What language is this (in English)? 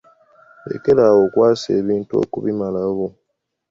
Ganda